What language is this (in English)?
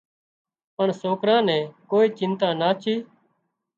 Wadiyara Koli